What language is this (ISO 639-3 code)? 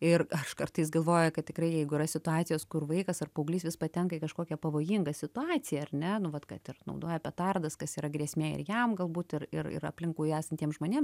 lit